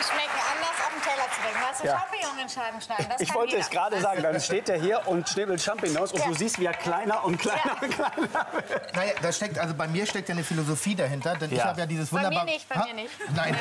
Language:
German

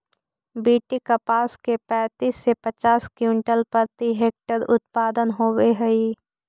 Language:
Magahi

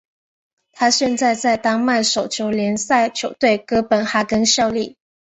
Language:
Chinese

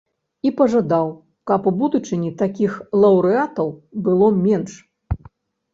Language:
Belarusian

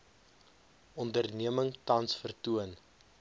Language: Afrikaans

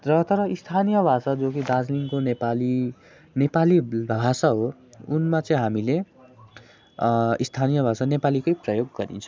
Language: Nepali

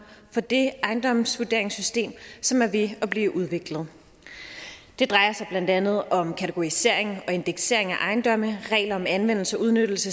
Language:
Danish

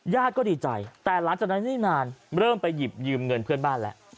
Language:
Thai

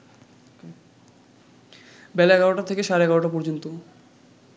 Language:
Bangla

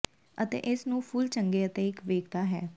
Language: Punjabi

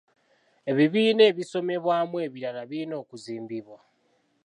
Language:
Ganda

